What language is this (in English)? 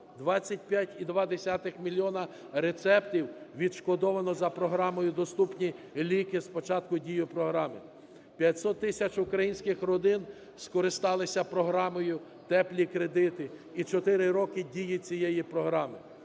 Ukrainian